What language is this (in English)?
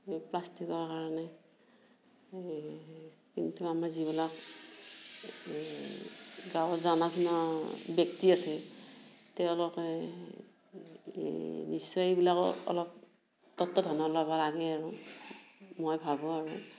Assamese